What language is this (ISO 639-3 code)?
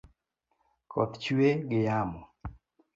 luo